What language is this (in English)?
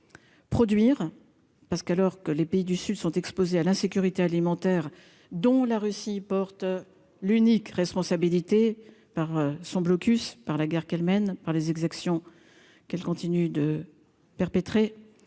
French